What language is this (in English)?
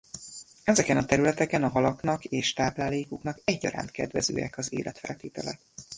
Hungarian